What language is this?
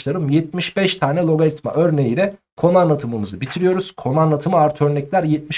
Turkish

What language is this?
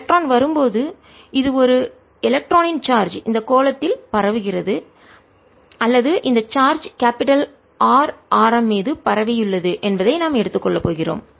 Tamil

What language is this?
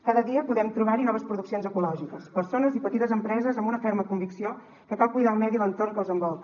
Catalan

